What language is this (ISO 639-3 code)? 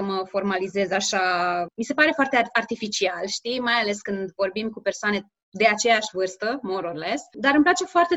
ron